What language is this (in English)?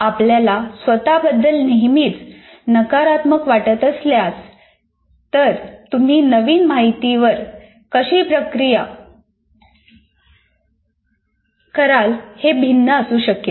Marathi